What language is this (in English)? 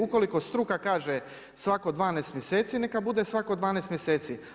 Croatian